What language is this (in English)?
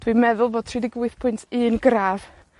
Welsh